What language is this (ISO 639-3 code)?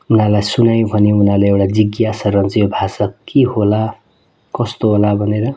nep